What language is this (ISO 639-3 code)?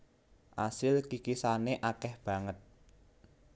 jav